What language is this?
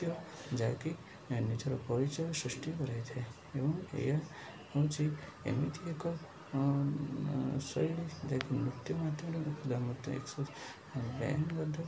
Odia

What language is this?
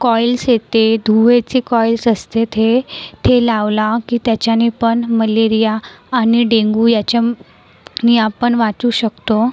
Marathi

